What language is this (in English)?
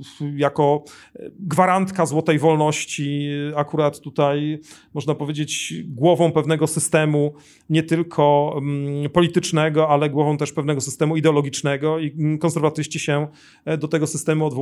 Polish